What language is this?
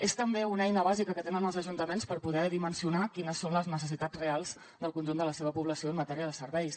Catalan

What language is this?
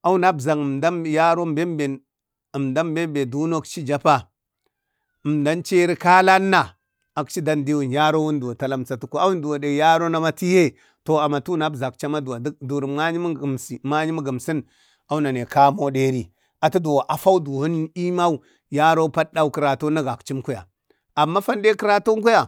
Bade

